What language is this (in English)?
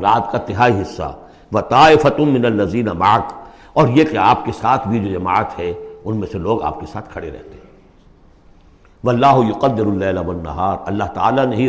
Urdu